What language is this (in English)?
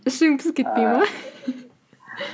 Kazakh